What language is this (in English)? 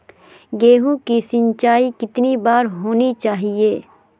Magahi